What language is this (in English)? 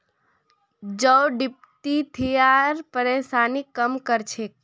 Magahi